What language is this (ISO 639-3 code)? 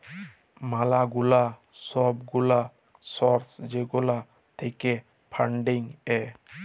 ben